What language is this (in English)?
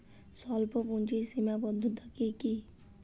Bangla